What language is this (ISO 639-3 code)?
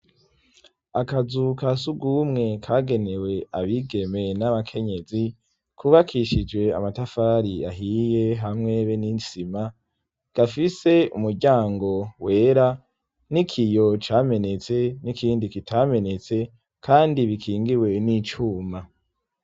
run